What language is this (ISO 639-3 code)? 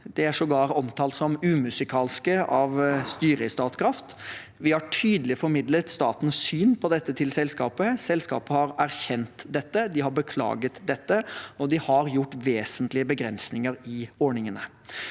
nor